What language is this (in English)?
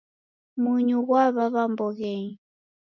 Taita